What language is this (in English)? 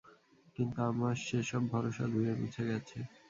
Bangla